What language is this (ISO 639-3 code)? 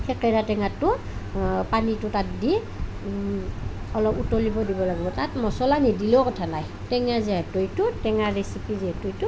asm